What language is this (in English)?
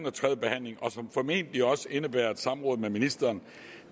Danish